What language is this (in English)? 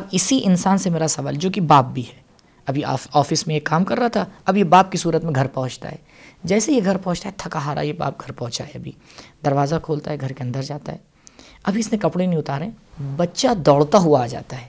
Urdu